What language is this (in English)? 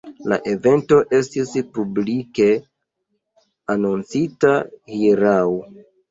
Esperanto